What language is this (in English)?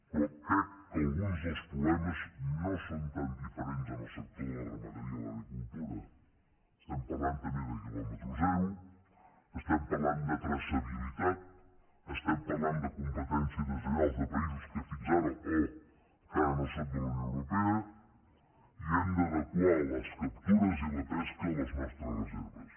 Catalan